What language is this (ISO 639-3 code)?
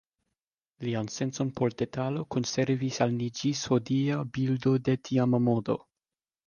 epo